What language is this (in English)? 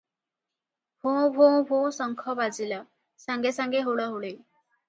Odia